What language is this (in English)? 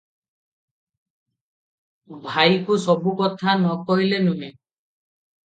Odia